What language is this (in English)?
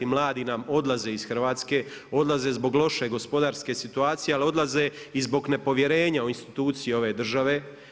Croatian